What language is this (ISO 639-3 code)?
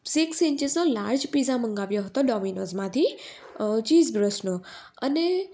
guj